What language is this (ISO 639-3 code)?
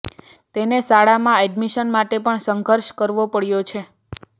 guj